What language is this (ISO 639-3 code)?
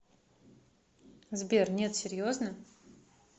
rus